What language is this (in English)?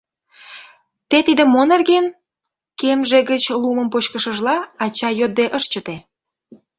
Mari